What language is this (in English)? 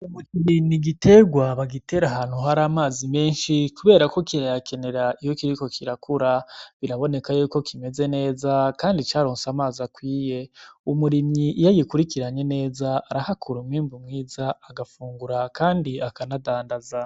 Rundi